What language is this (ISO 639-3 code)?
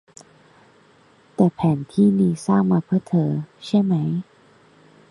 tha